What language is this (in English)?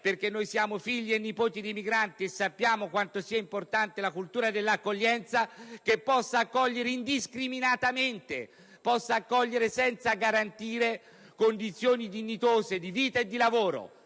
Italian